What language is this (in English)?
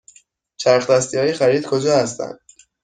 Persian